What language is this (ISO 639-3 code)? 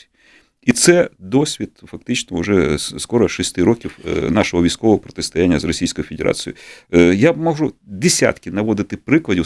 ukr